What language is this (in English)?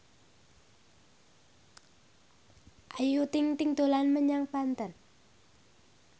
Javanese